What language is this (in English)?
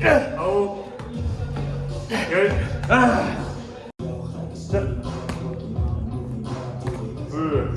Korean